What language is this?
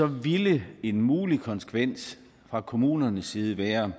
Danish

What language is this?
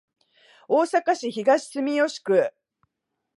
Japanese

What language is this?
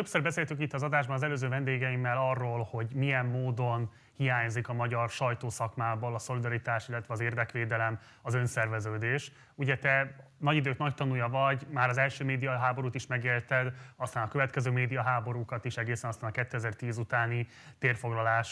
Hungarian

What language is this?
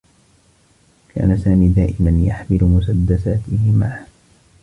Arabic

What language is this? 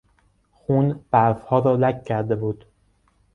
Persian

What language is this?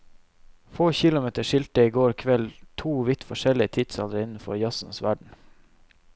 Norwegian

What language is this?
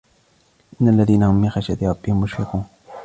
Arabic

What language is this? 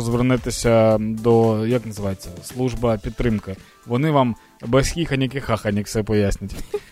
Ukrainian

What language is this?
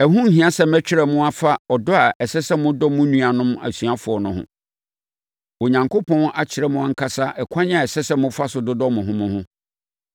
Akan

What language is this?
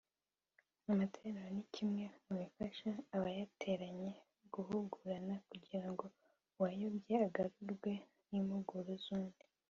Kinyarwanda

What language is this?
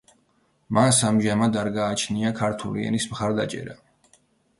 Georgian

